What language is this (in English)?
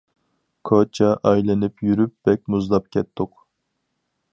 Uyghur